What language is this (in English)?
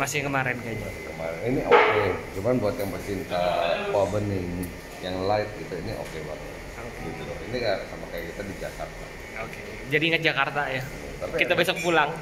Indonesian